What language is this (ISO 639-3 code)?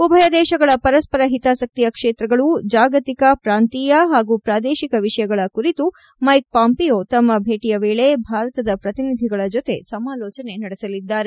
kan